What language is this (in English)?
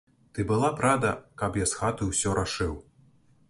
Belarusian